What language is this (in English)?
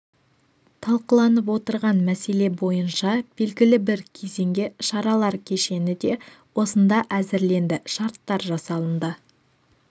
Kazakh